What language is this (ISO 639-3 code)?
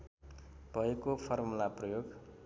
nep